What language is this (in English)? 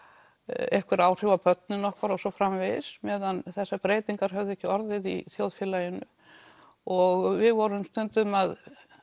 Icelandic